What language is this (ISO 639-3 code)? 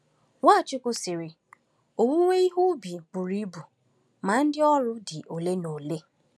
ibo